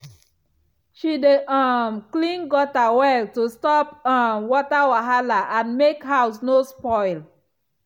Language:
Nigerian Pidgin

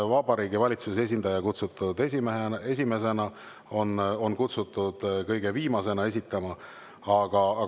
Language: Estonian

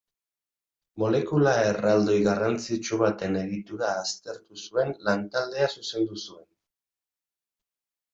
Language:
Basque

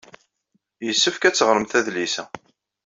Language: Kabyle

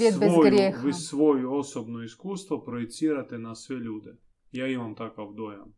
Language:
Croatian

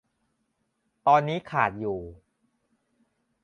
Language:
Thai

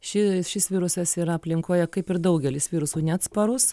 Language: Lithuanian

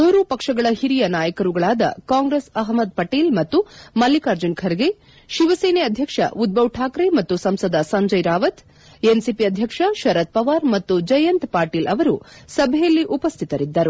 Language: Kannada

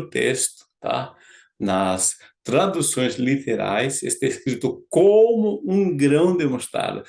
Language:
Portuguese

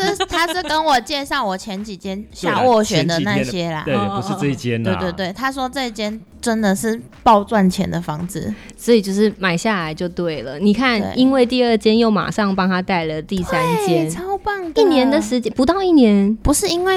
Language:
Chinese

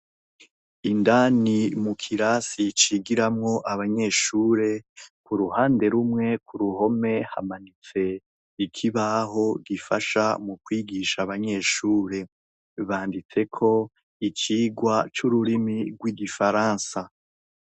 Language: Rundi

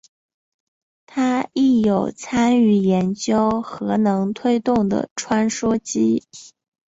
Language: Chinese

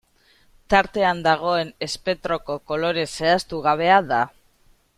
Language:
Basque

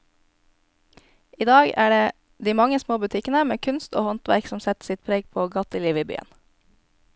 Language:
Norwegian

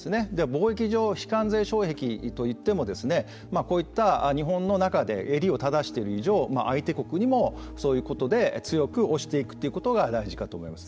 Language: Japanese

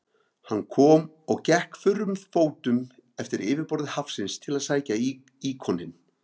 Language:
Icelandic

